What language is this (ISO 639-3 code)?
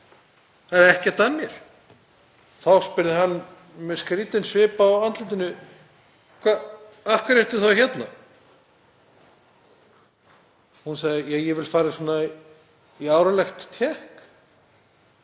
isl